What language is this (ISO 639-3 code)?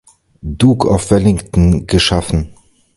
deu